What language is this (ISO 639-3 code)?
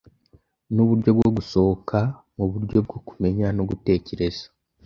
kin